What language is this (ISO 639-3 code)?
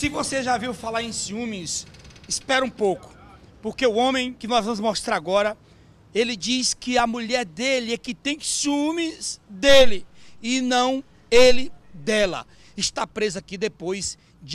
por